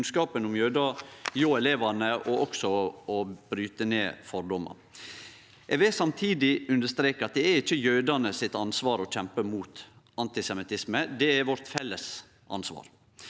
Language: Norwegian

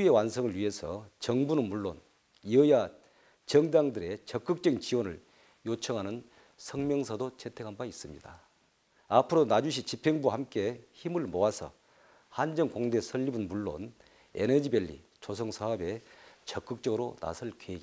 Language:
Korean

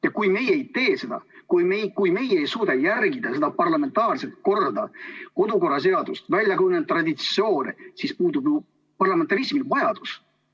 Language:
Estonian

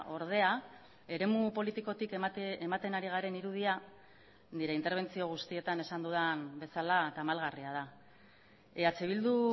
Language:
Basque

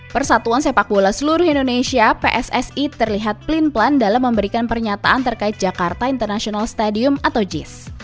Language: Indonesian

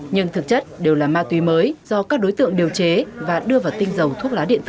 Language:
Vietnamese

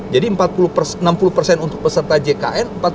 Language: Indonesian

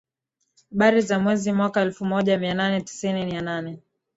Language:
Swahili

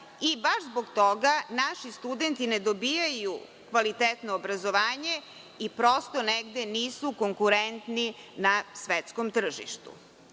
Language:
Serbian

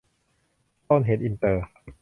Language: Thai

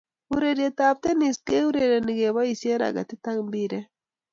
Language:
Kalenjin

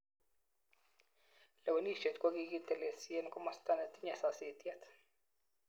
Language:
Kalenjin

